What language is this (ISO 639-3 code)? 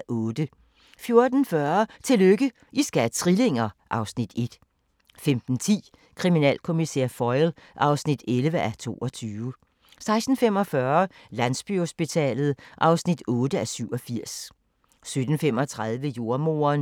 dan